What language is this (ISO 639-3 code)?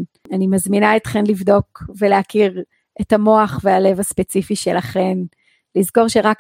heb